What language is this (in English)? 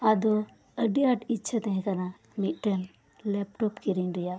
Santali